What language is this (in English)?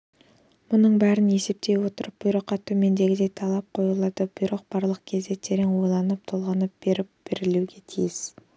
Kazakh